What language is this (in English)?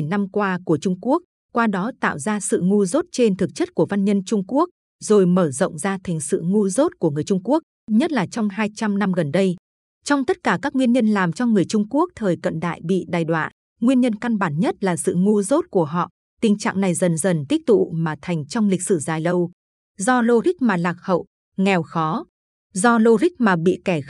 Vietnamese